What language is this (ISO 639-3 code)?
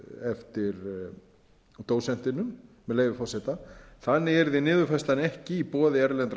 isl